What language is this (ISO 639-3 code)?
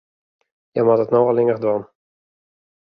fry